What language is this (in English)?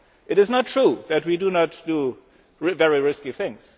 English